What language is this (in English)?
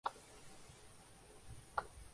Urdu